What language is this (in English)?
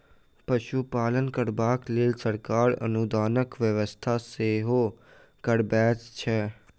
Maithili